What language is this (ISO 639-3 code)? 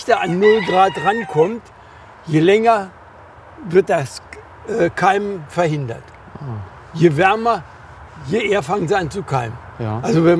deu